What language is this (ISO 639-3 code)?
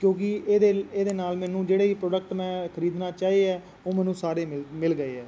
pan